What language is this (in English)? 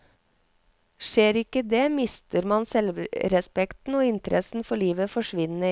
Norwegian